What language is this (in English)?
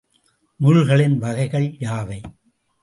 Tamil